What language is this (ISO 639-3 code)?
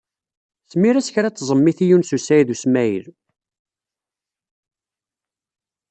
kab